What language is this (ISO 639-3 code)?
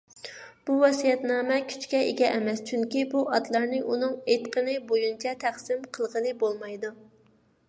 uig